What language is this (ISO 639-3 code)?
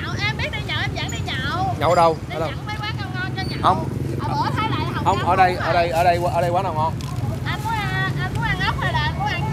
vie